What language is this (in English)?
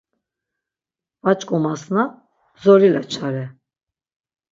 Laz